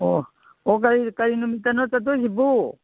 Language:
Manipuri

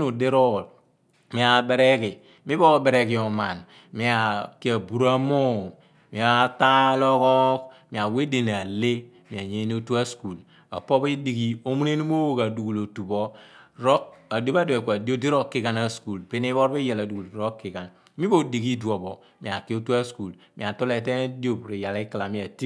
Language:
Abua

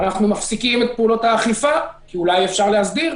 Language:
Hebrew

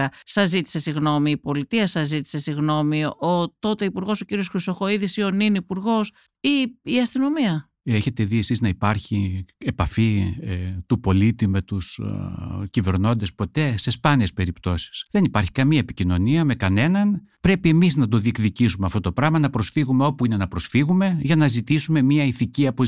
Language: Greek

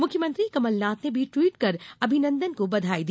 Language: Hindi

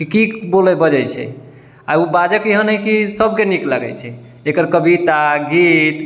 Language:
Maithili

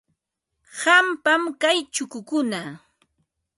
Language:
Ambo-Pasco Quechua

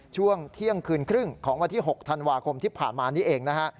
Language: Thai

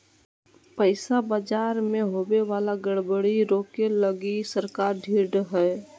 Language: Magahi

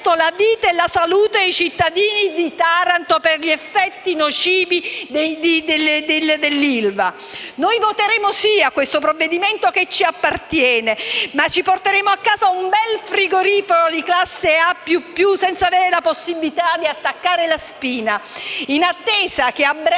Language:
Italian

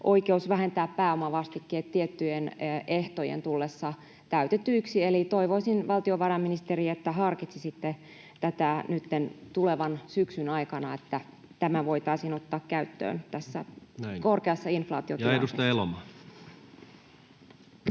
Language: Finnish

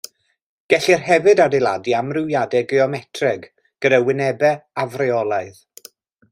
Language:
Welsh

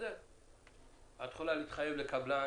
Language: Hebrew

